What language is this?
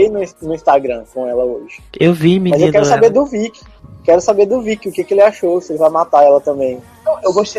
Portuguese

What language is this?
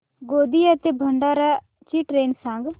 Marathi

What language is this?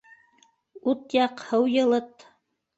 Bashkir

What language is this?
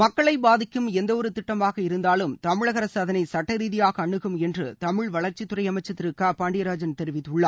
Tamil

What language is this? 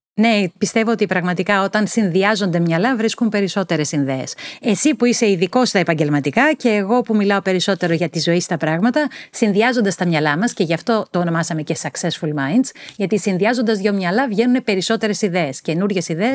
Greek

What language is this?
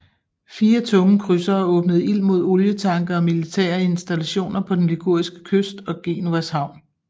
Danish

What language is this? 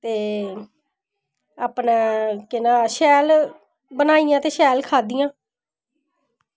Dogri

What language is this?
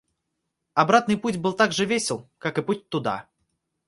Russian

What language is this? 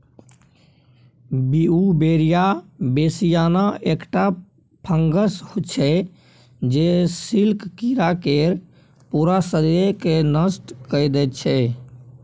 Maithili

